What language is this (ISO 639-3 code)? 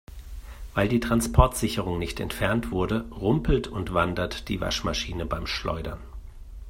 deu